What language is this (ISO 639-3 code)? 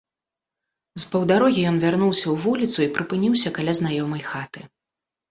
bel